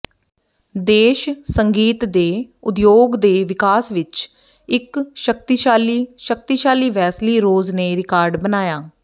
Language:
Punjabi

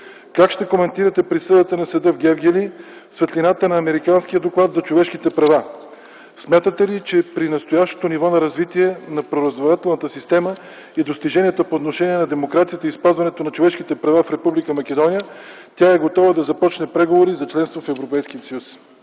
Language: Bulgarian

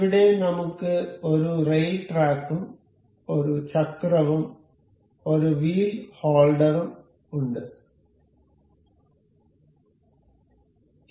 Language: Malayalam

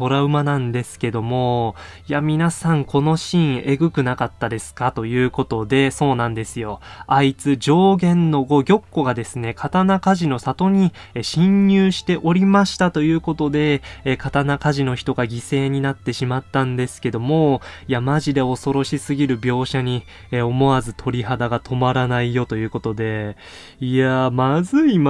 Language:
Japanese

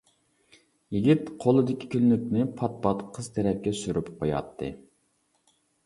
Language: Uyghur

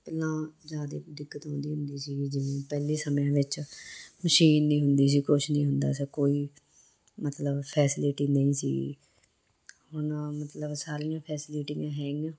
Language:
Punjabi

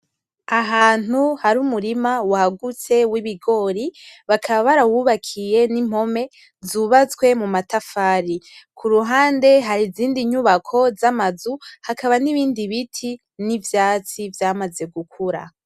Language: Rundi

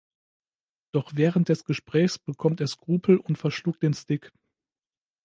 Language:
German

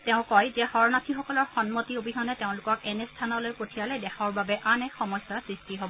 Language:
Assamese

